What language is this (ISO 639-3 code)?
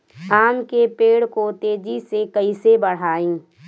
bho